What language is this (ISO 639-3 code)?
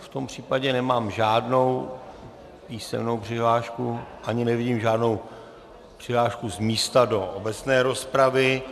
ces